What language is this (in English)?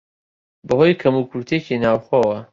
Central Kurdish